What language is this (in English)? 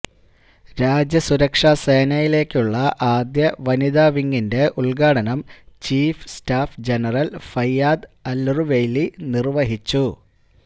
Malayalam